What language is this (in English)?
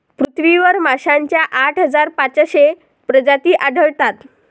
Marathi